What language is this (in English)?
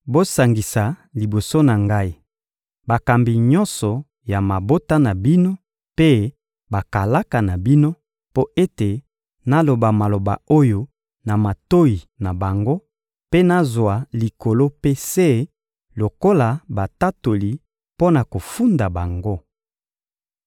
Lingala